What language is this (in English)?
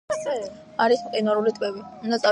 Georgian